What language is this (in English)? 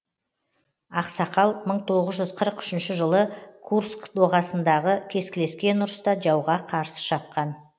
Kazakh